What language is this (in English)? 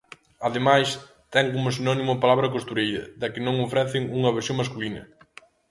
Galician